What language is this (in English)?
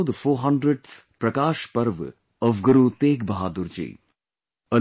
English